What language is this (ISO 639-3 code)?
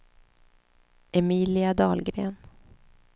swe